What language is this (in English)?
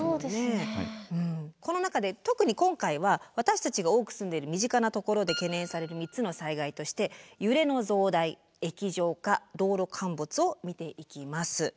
Japanese